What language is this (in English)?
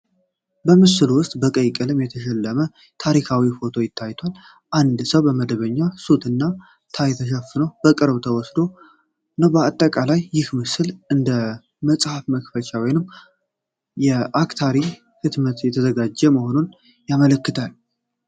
Amharic